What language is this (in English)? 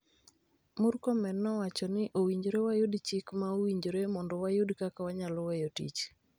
Luo (Kenya and Tanzania)